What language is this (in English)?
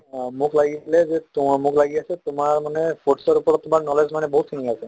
Assamese